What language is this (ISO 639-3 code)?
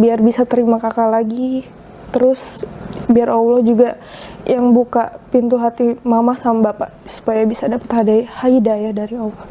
ind